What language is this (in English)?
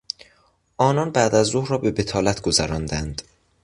Persian